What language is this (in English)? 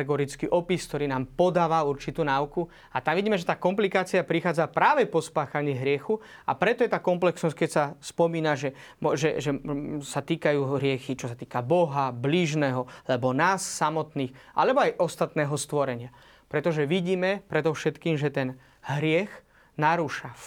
Slovak